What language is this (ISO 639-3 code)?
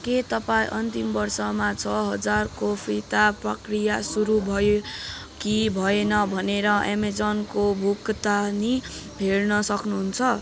nep